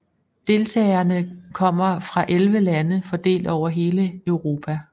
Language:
Danish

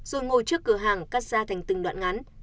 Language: Vietnamese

